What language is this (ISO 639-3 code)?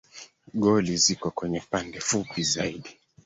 swa